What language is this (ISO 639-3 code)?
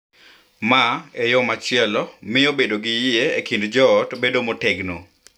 luo